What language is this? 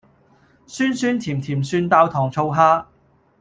Cantonese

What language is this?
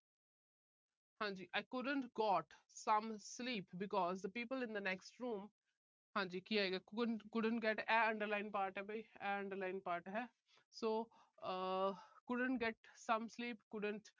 Punjabi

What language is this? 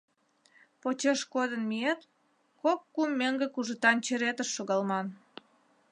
Mari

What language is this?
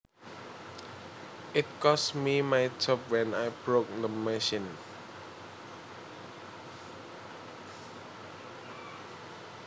Javanese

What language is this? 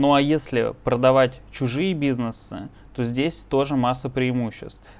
Russian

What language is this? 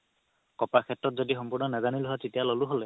Assamese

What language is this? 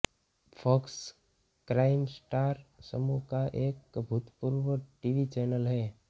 Hindi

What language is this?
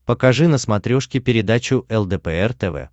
Russian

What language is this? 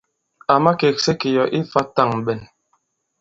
Bankon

